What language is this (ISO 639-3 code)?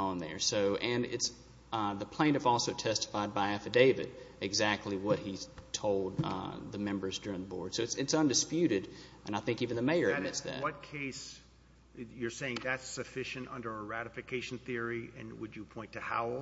eng